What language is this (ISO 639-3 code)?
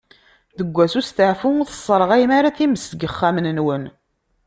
kab